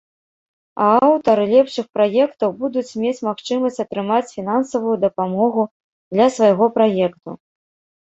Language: Belarusian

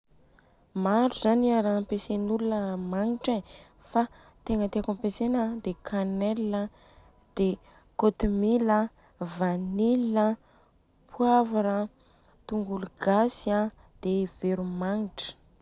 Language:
Southern Betsimisaraka Malagasy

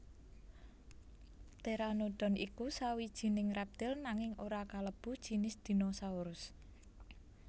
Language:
Javanese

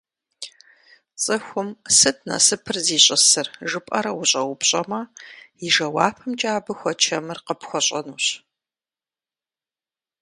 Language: Kabardian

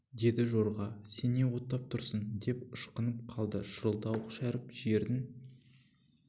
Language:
Kazakh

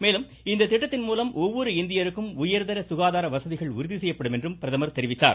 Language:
Tamil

